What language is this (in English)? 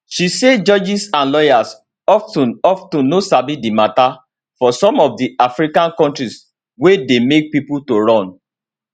Nigerian Pidgin